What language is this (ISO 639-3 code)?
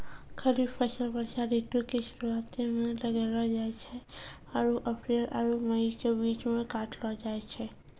mai